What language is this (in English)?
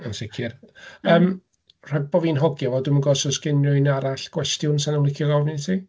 Welsh